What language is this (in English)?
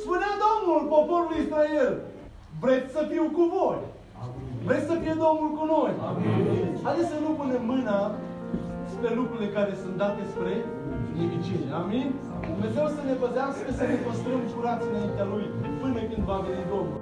Romanian